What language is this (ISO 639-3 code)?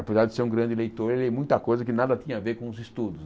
por